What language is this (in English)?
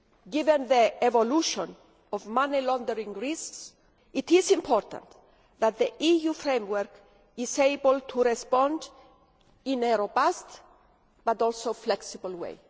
English